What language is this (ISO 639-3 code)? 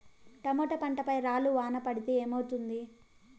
tel